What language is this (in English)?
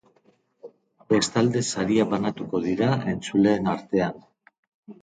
Basque